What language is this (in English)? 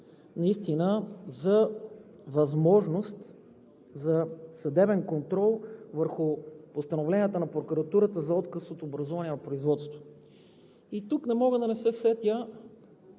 Bulgarian